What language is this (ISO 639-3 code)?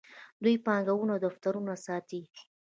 pus